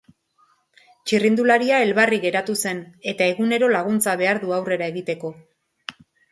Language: Basque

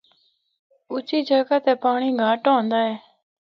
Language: Northern Hindko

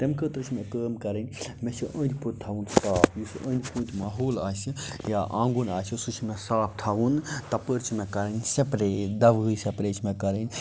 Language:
Kashmiri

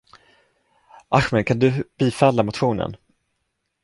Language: Swedish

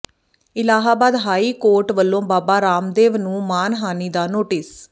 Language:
Punjabi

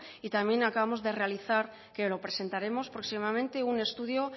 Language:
Spanish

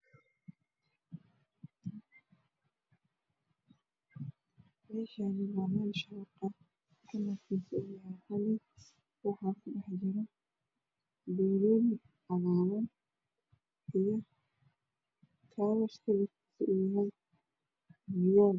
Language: Somali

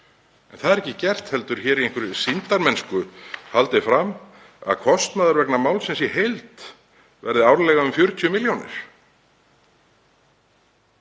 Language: Icelandic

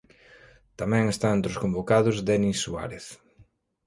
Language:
Galician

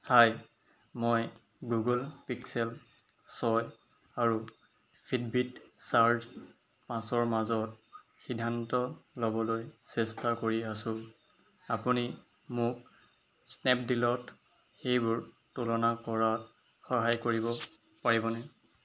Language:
Assamese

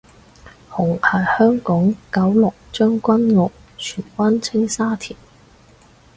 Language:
Cantonese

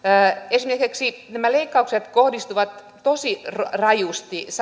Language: Finnish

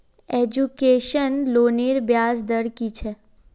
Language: Magahi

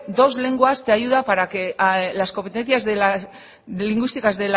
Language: Spanish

